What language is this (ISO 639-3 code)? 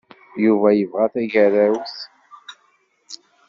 kab